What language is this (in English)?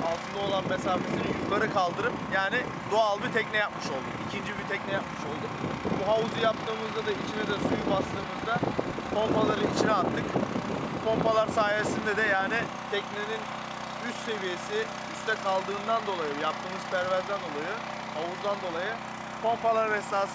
Turkish